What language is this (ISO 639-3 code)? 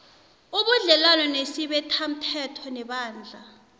nbl